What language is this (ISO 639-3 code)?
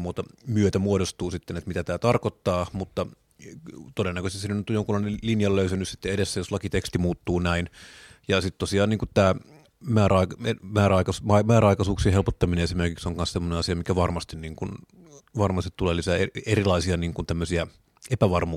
fin